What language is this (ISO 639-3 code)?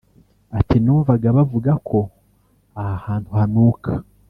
kin